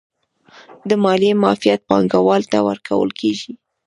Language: Pashto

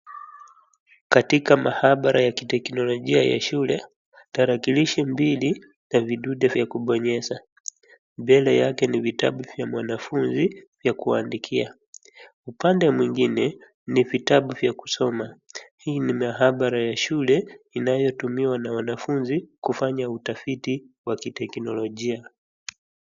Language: Swahili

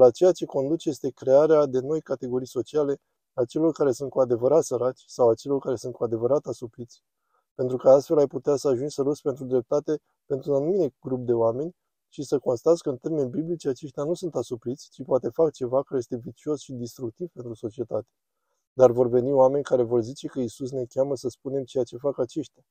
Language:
Romanian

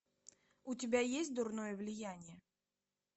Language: Russian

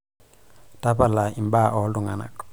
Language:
Masai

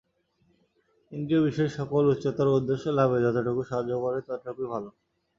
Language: Bangla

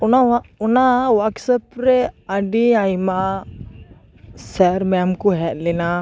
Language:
Santali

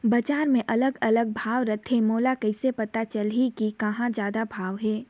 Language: Chhattisgarhi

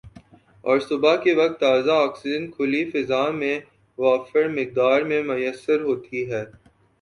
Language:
Urdu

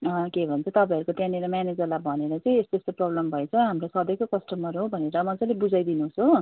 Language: Nepali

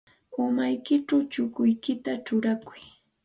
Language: Santa Ana de Tusi Pasco Quechua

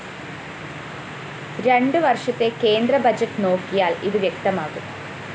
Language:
Malayalam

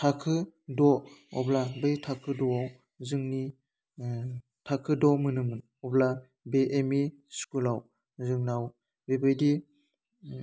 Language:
Bodo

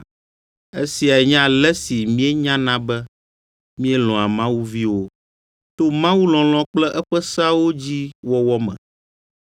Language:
Ewe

